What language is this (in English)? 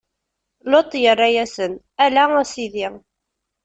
Kabyle